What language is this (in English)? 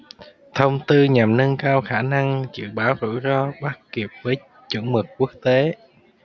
Vietnamese